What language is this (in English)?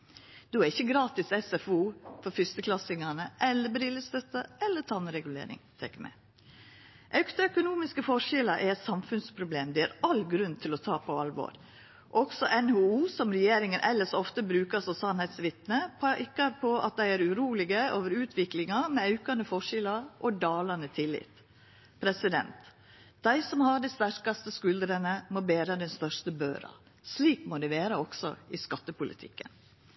Norwegian Nynorsk